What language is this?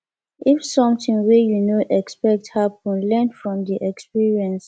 Nigerian Pidgin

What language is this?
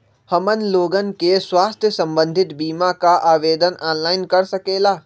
Magahi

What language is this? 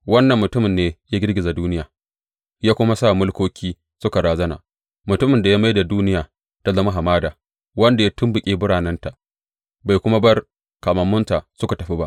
Hausa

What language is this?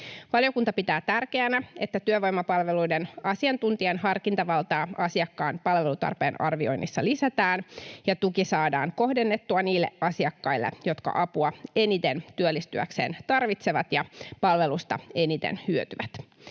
Finnish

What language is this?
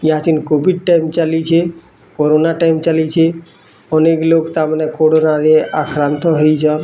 Odia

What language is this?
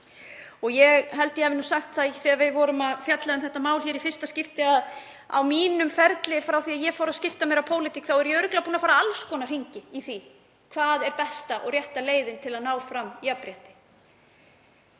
Icelandic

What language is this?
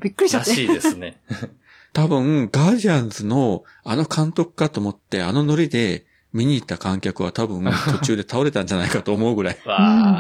Japanese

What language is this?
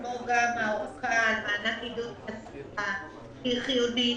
Hebrew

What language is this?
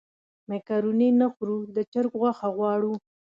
Pashto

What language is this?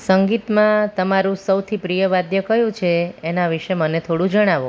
Gujarati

